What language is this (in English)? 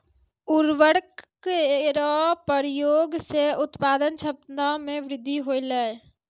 Maithili